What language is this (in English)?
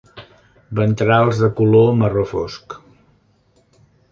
Catalan